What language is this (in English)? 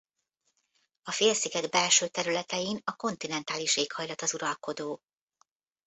Hungarian